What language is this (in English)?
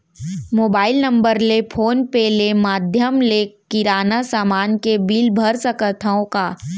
Chhattisgarhi